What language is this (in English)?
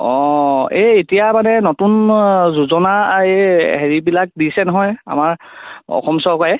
Assamese